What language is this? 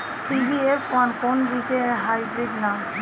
Bangla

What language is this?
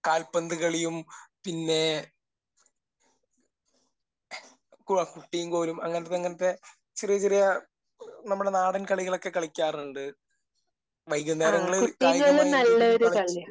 Malayalam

